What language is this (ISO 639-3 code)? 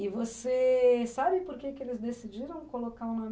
por